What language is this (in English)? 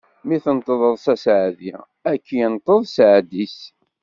Kabyle